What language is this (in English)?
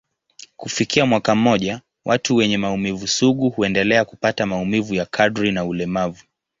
Swahili